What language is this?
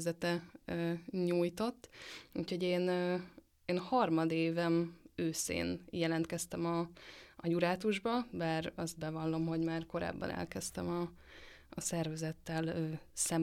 Hungarian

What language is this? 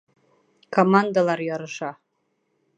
Bashkir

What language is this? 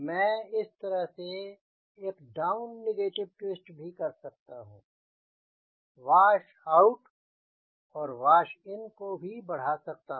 Hindi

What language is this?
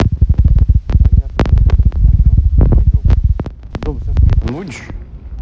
Russian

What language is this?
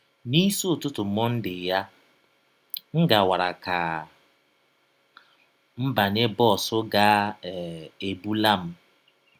Igbo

